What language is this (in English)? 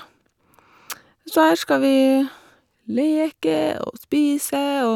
Norwegian